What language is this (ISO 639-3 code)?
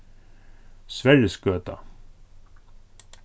fao